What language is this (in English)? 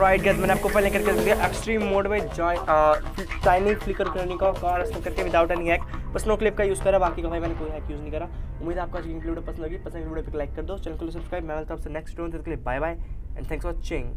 Hindi